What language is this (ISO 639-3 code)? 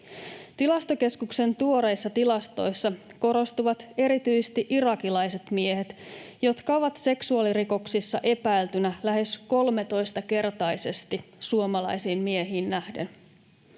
fin